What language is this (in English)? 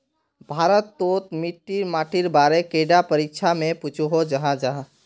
Magahi